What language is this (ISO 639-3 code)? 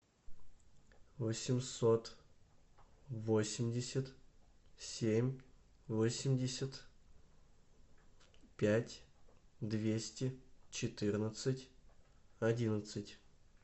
rus